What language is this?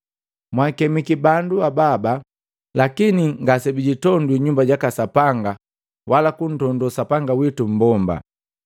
Matengo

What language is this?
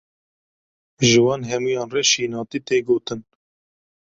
Kurdish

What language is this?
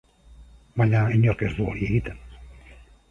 Basque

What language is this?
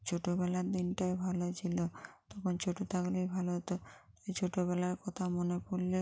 Bangla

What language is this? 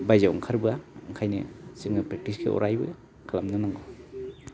Bodo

